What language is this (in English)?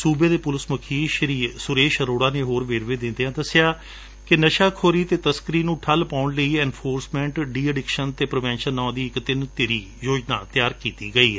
Punjabi